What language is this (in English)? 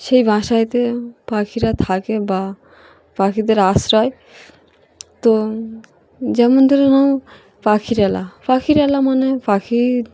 Bangla